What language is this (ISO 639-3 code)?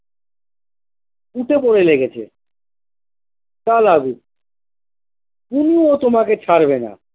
ben